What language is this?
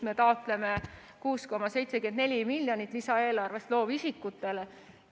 Estonian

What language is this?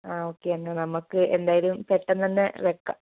Malayalam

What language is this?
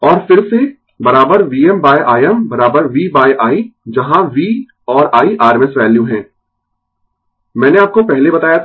Hindi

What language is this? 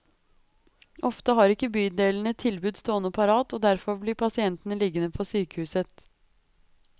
Norwegian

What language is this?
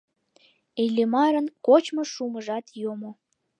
Mari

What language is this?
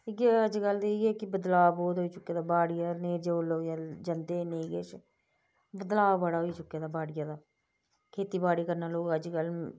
Dogri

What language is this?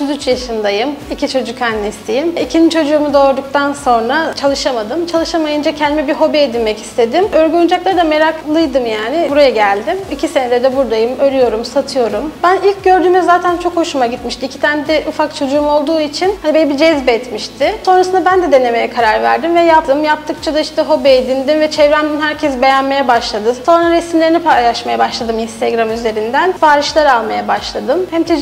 Turkish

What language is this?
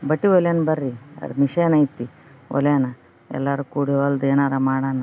Kannada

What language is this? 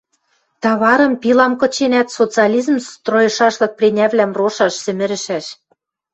Western Mari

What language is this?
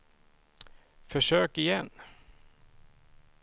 Swedish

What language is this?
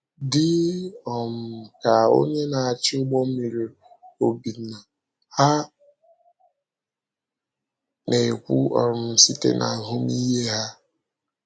Igbo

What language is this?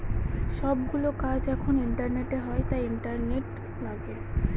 Bangla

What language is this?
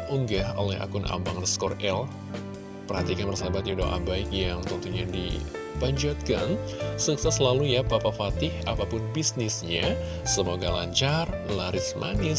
Indonesian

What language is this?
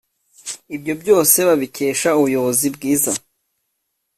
Kinyarwanda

